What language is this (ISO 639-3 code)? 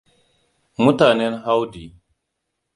hau